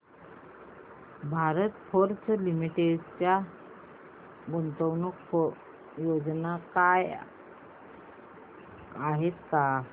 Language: Marathi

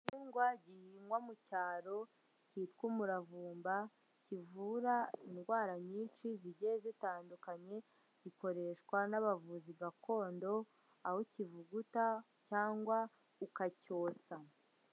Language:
Kinyarwanda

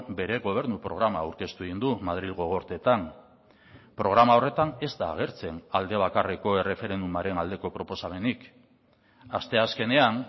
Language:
Basque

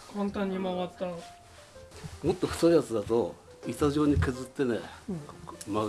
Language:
Japanese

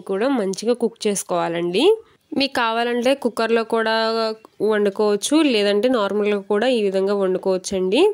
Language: Telugu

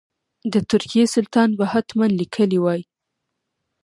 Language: Pashto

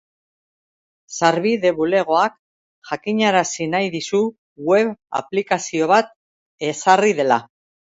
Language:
Basque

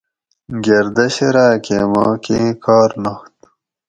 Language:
Gawri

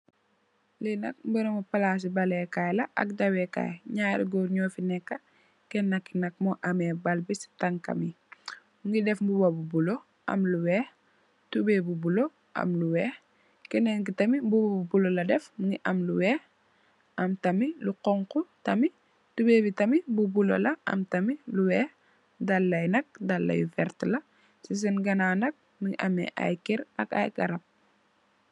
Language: Wolof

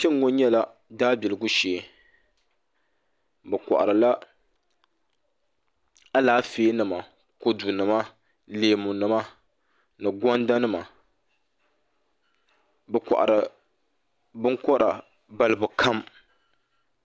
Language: Dagbani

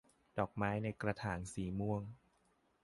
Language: Thai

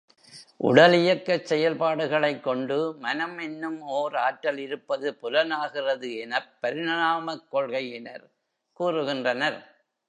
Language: Tamil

